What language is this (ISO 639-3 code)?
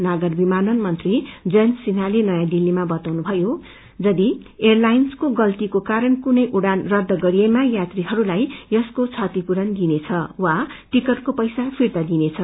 nep